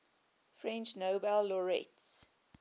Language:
English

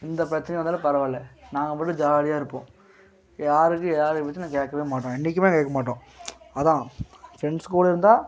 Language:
Tamil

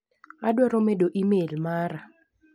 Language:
Luo (Kenya and Tanzania)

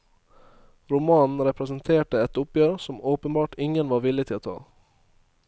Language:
Norwegian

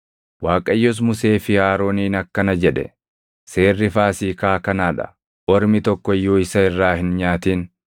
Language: Oromo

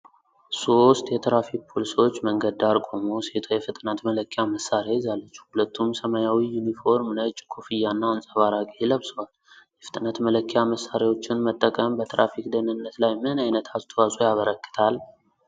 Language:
Amharic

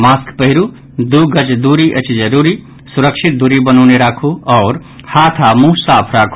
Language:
Maithili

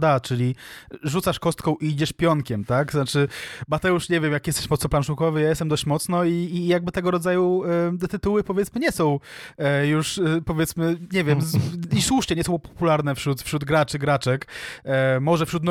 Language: Polish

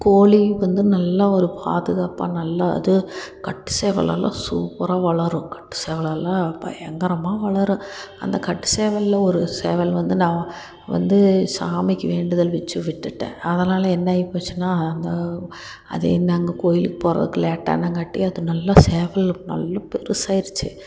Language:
Tamil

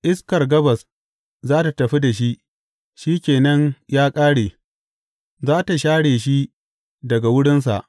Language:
Hausa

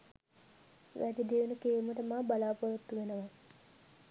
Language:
Sinhala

